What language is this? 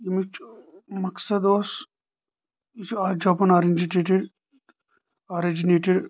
Kashmiri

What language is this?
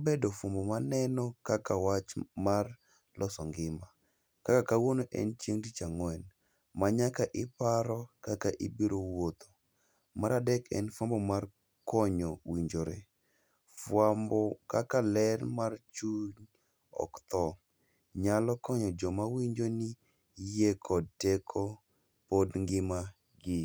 Luo (Kenya and Tanzania)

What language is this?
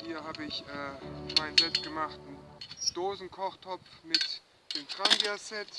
German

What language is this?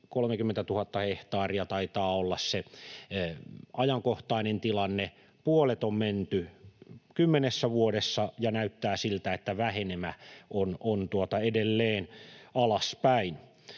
Finnish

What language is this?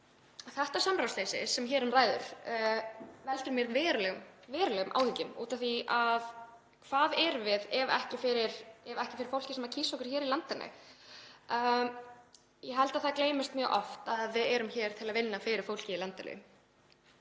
Icelandic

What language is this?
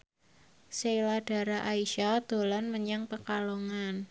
Javanese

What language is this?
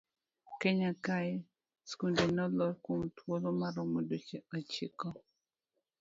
Luo (Kenya and Tanzania)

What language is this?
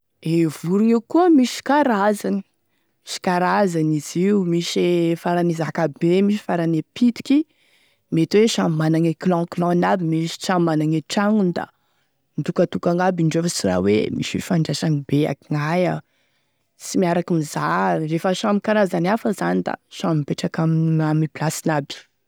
Tesaka Malagasy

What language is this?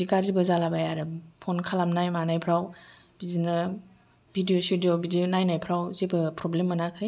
Bodo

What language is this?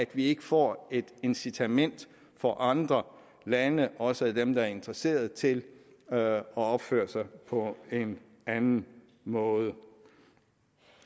Danish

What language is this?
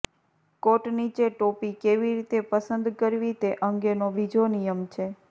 Gujarati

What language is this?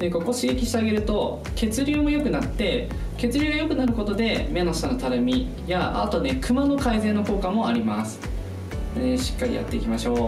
Japanese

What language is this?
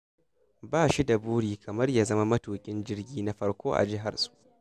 Hausa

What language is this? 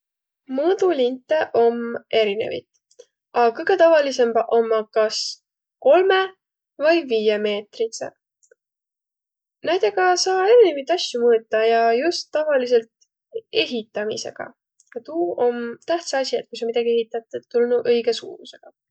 Võro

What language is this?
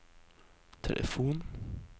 Norwegian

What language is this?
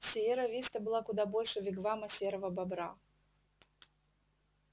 Russian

